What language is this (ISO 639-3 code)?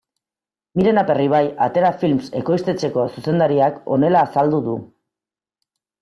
eus